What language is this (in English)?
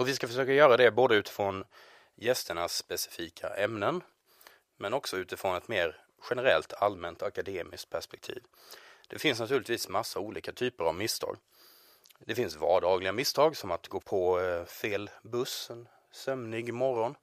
Swedish